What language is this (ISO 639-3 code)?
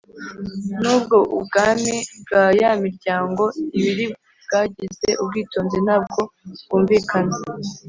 kin